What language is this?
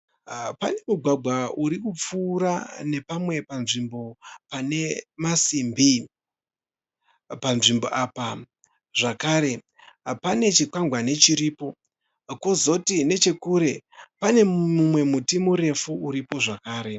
Shona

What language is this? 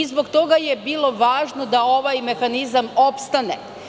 Serbian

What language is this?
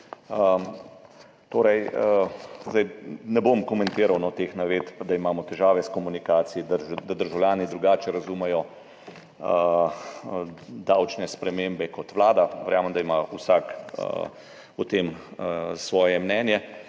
Slovenian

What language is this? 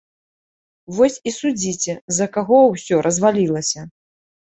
Belarusian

